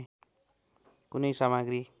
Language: Nepali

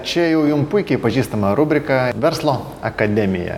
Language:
Lithuanian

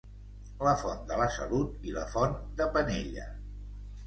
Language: Catalan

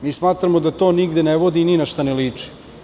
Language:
Serbian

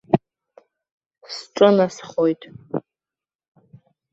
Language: Abkhazian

